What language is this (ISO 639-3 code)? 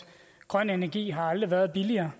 dan